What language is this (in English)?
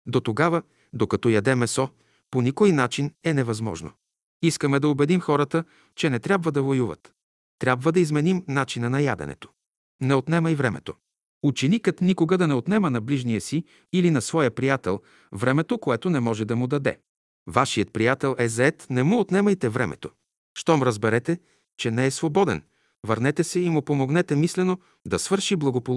Bulgarian